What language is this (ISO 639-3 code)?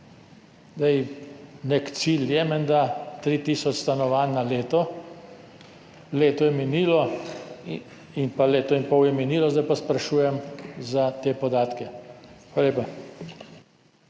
slv